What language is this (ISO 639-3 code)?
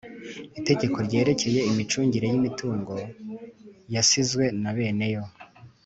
kin